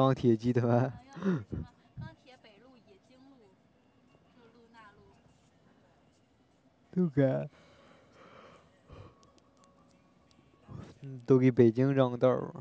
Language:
Chinese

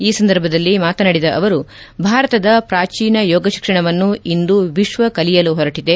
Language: Kannada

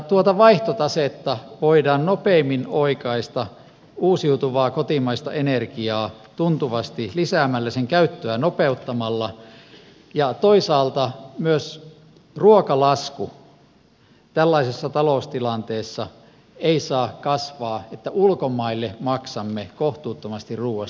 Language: Finnish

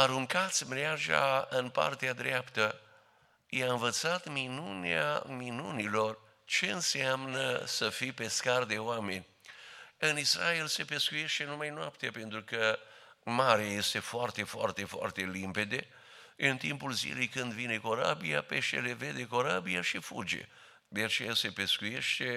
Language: Romanian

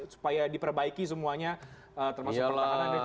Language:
Indonesian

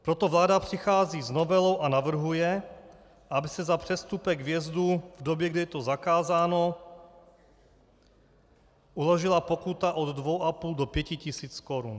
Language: Czech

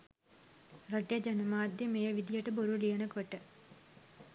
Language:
Sinhala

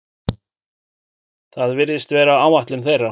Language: Icelandic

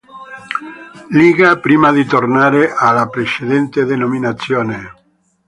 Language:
Italian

